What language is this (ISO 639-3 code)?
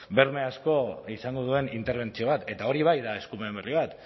eus